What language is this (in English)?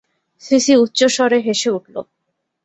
Bangla